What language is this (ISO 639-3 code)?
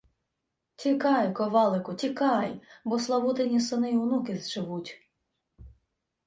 ukr